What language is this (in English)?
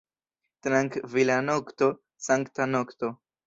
Esperanto